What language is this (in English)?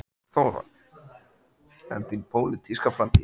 Icelandic